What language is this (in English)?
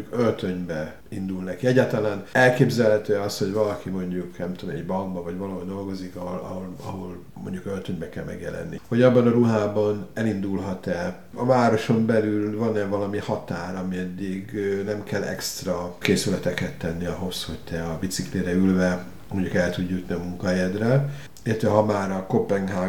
Hungarian